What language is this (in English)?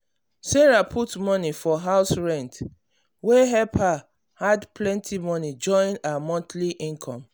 Nigerian Pidgin